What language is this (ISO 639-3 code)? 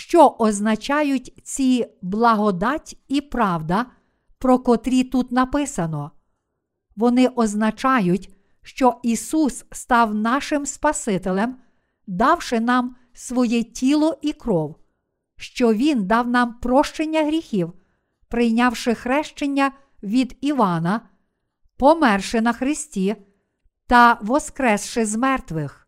ukr